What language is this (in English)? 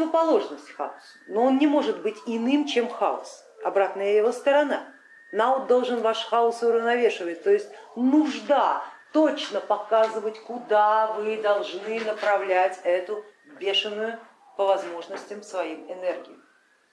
Russian